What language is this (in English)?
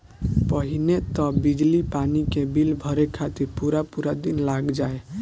Bhojpuri